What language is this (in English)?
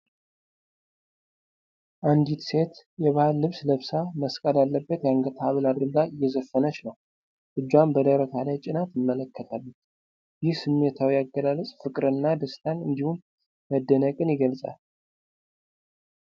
Amharic